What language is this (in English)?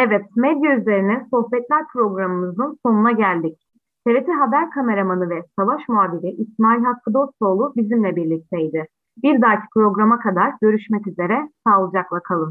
Turkish